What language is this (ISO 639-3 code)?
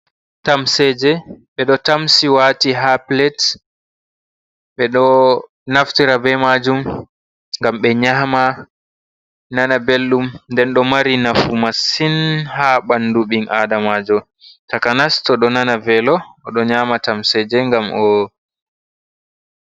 ful